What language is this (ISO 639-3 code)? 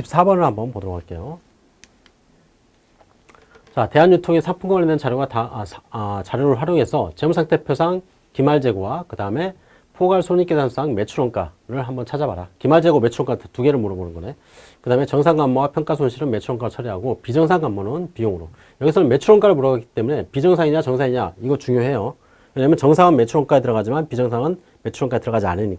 kor